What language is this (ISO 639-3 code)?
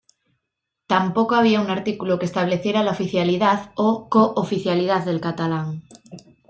spa